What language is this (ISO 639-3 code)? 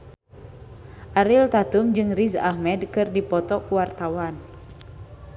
sun